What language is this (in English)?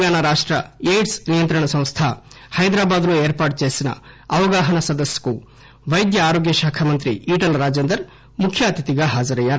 Telugu